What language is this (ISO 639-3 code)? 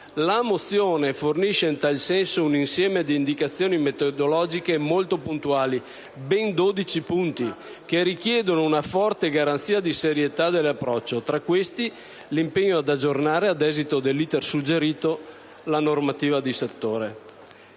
ita